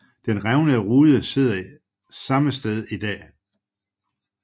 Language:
Danish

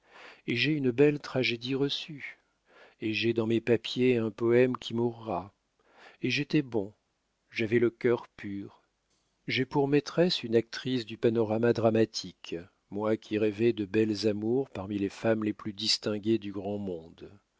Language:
French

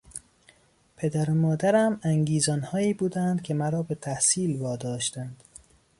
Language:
Persian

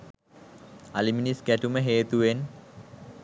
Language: Sinhala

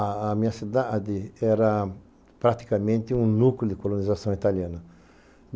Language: Portuguese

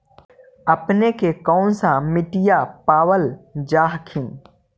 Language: Magahi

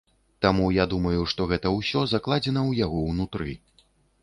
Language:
Belarusian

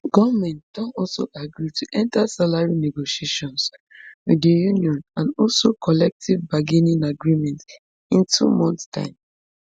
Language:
Nigerian Pidgin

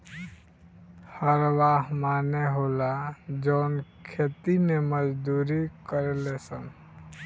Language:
Bhojpuri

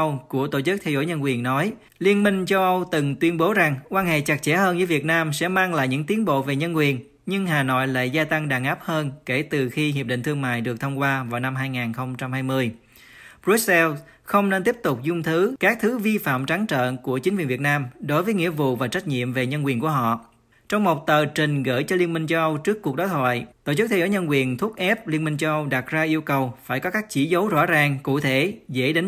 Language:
Vietnamese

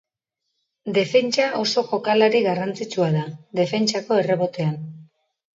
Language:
Basque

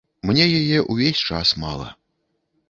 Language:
Belarusian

